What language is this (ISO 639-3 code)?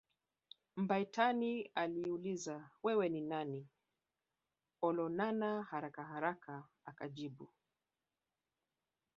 swa